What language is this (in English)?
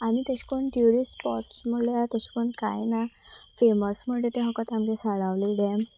Konkani